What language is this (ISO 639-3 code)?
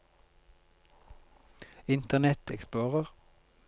nor